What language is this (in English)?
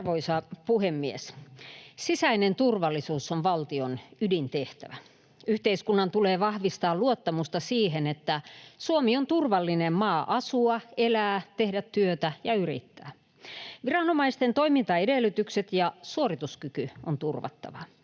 Finnish